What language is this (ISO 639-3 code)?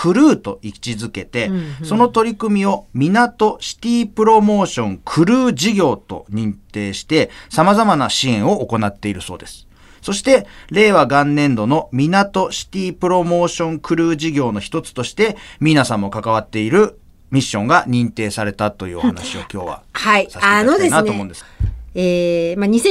jpn